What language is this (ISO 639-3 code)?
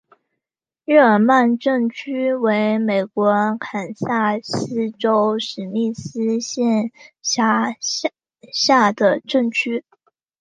zho